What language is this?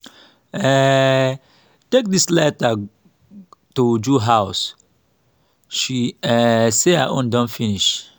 Nigerian Pidgin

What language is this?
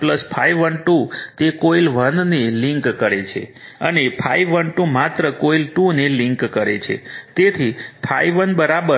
Gujarati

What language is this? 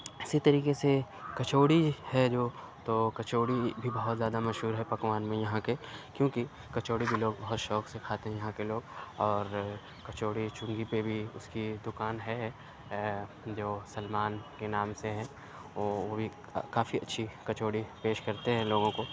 Urdu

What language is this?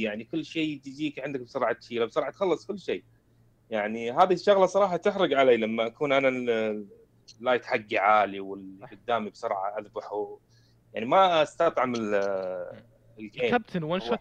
Arabic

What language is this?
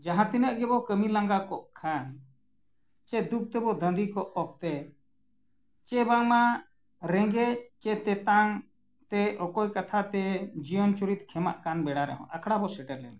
Santali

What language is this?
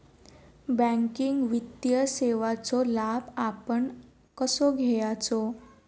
Marathi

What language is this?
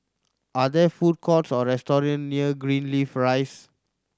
English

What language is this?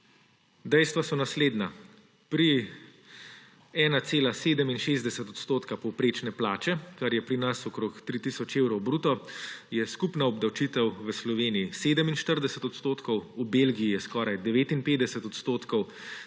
Slovenian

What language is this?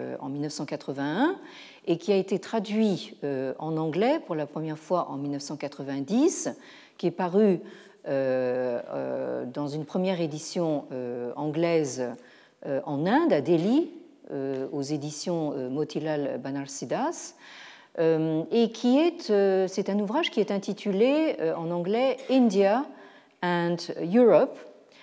French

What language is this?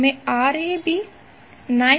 Gujarati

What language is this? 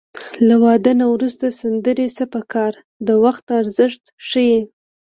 Pashto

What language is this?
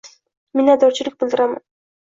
Uzbek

